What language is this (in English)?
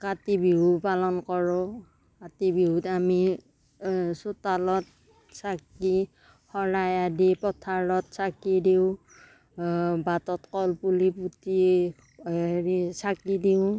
Assamese